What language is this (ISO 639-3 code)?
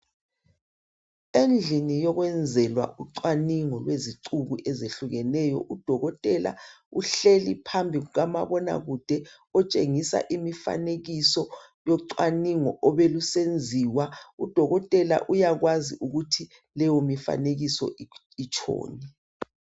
nde